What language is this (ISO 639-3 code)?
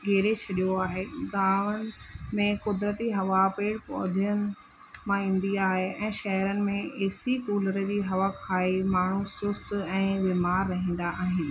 snd